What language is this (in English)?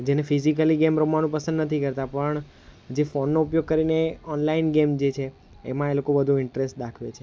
Gujarati